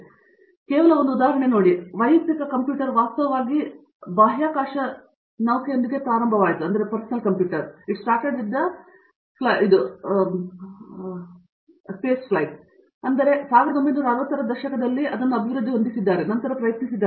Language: Kannada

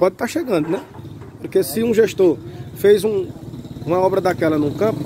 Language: Portuguese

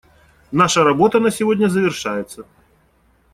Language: Russian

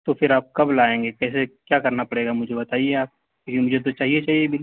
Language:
Urdu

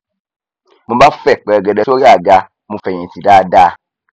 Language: Yoruba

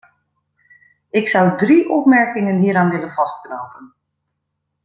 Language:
Dutch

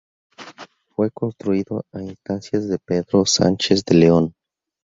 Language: Spanish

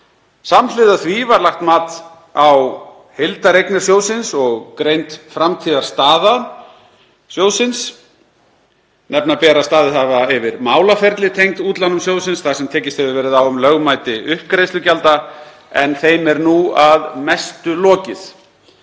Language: Icelandic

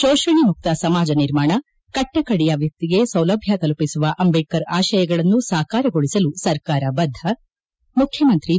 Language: Kannada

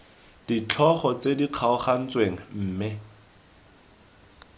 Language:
Tswana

